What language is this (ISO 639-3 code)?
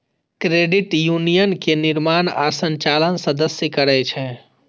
mai